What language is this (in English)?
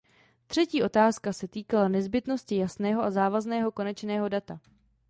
Czech